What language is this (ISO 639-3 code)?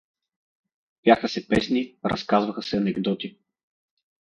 bul